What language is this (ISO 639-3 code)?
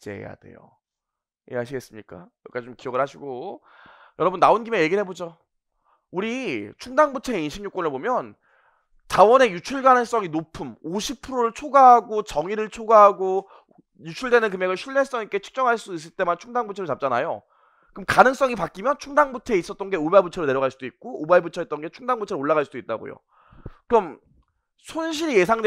kor